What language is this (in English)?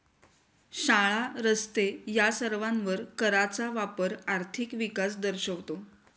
Marathi